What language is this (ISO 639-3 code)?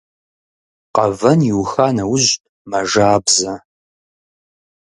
kbd